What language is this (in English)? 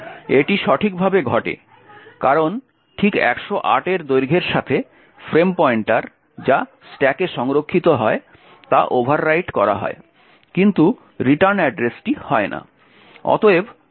Bangla